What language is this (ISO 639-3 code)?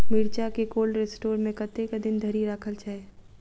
mai